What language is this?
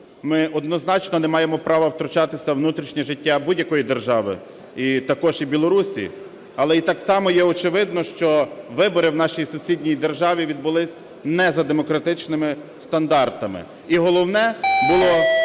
Ukrainian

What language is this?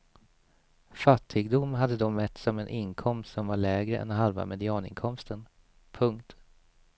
Swedish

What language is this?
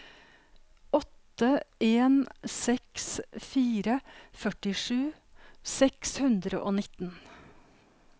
Norwegian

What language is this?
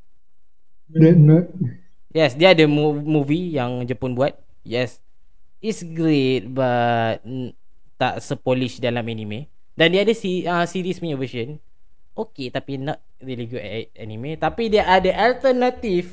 Malay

